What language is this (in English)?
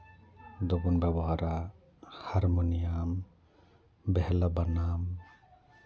Santali